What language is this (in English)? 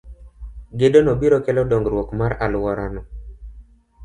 Luo (Kenya and Tanzania)